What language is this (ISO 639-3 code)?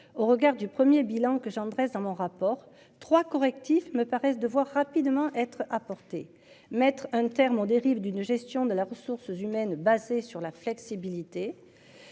fra